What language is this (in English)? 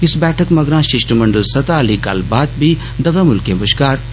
Dogri